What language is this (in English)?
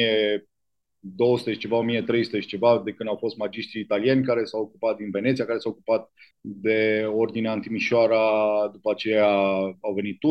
Romanian